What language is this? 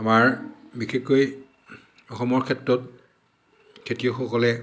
Assamese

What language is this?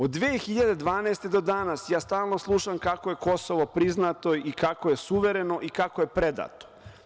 Serbian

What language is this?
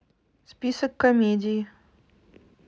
Russian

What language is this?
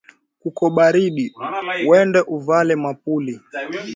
Swahili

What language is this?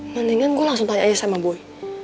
Indonesian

